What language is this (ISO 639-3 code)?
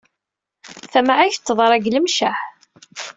kab